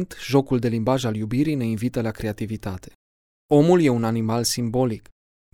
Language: Romanian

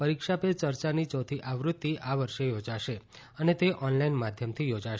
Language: Gujarati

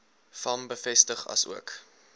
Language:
Afrikaans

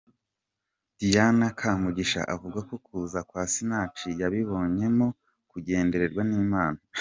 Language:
Kinyarwanda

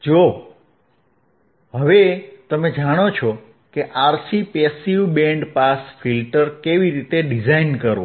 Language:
Gujarati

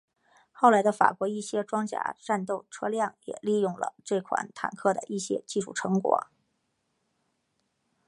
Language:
Chinese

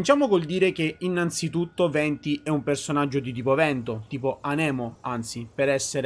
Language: Italian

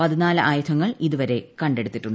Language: Malayalam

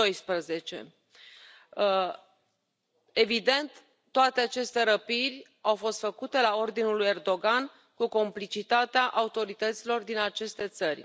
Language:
Romanian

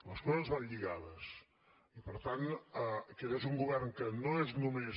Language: Catalan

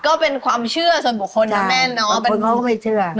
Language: Thai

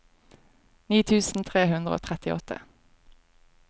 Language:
Norwegian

